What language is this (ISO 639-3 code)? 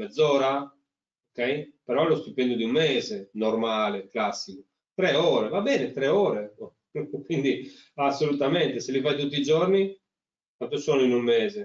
ita